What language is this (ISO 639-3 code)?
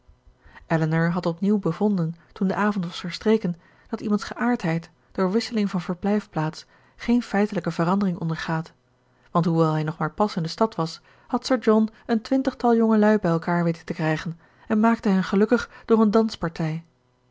nld